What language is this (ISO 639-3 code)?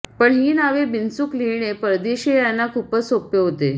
mar